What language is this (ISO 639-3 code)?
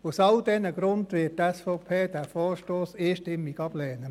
gsw